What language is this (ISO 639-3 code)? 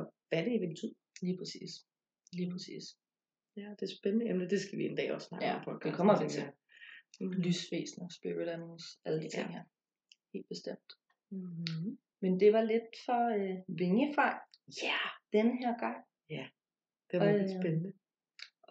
dan